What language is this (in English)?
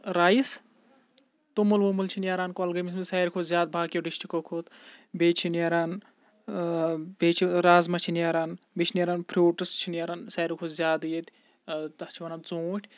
Kashmiri